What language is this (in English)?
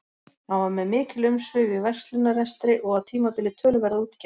Icelandic